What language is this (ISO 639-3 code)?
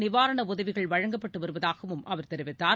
tam